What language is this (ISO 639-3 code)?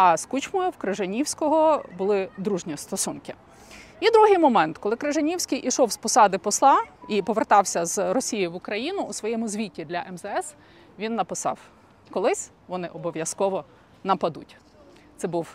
ukr